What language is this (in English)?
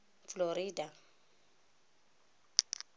Tswana